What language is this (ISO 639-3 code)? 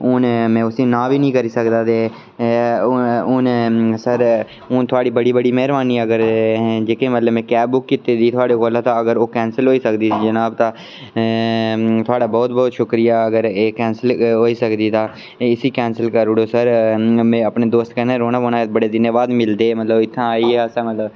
doi